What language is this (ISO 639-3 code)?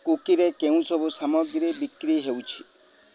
ori